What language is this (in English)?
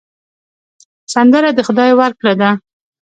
Pashto